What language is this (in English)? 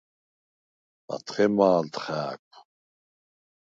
Svan